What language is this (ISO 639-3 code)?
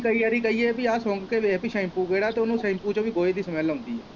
pan